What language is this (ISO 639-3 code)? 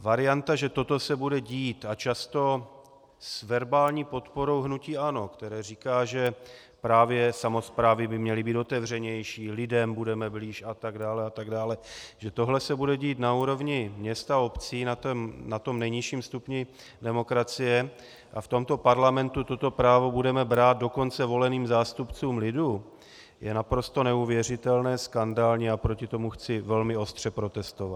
ces